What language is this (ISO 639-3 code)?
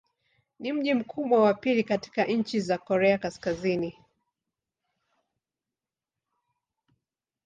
swa